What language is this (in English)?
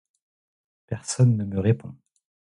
French